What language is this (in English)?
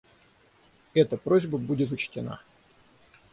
Russian